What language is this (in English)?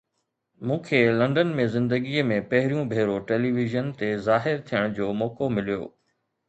Sindhi